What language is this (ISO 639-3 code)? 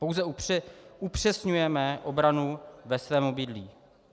ces